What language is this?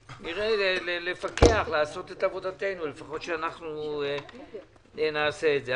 Hebrew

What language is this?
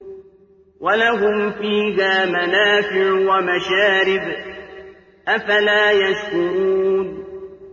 Arabic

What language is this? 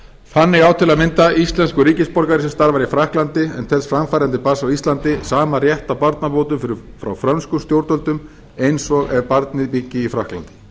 Icelandic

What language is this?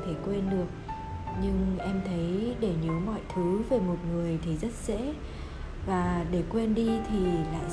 Vietnamese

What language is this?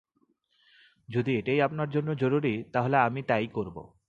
Bangla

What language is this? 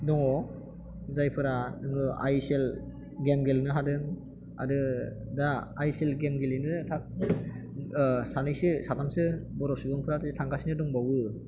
Bodo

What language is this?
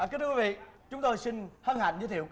Vietnamese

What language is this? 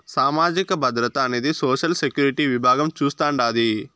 Telugu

